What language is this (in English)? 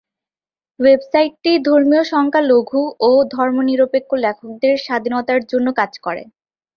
Bangla